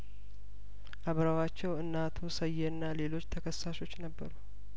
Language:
Amharic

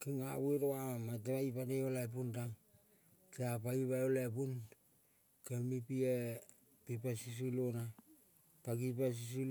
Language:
Kol (Papua New Guinea)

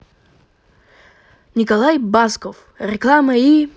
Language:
Russian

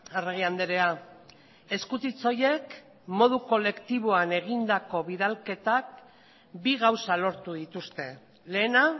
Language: Basque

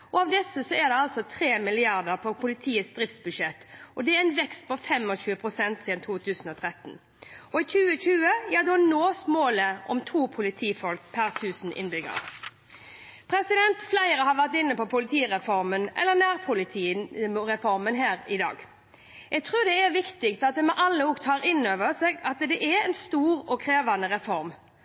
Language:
Norwegian Bokmål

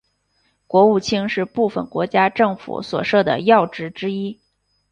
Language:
Chinese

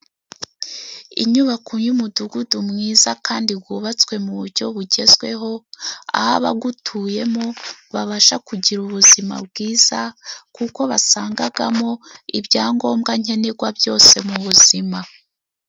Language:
Kinyarwanda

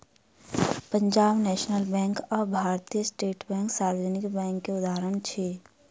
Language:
Maithili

